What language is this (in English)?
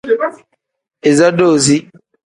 Tem